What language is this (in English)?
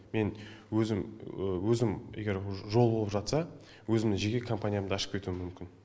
Kazakh